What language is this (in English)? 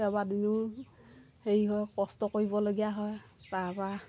Assamese